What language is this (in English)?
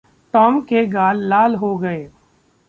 Hindi